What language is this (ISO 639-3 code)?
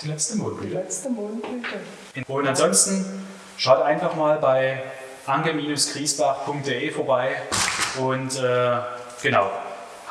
deu